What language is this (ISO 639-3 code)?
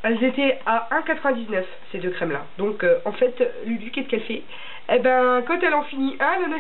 fra